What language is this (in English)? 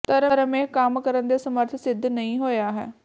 Punjabi